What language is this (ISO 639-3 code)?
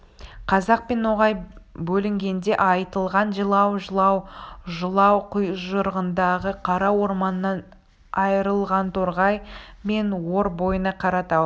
kaz